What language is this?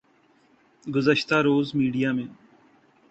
Urdu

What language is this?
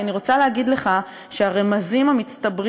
Hebrew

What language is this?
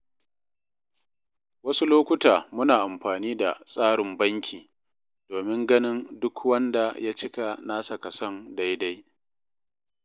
Hausa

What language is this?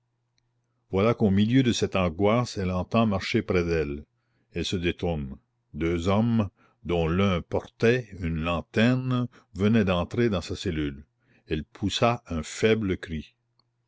French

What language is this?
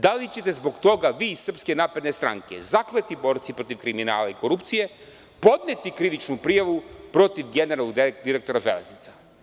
Serbian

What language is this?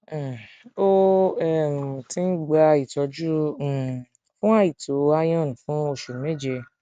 Yoruba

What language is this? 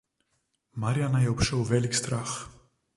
Slovenian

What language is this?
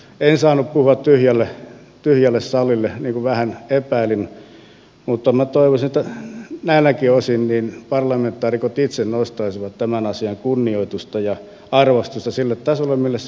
Finnish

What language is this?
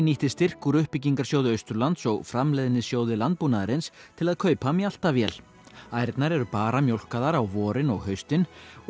Icelandic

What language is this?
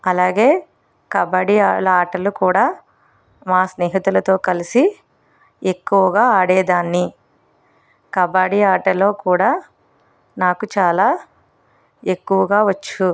Telugu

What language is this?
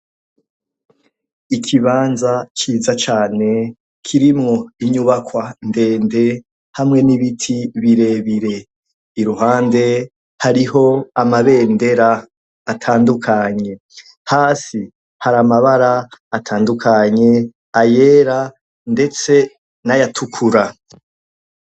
Rundi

